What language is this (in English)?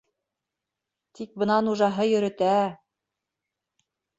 Bashkir